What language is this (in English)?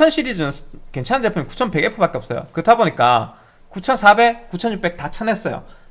Korean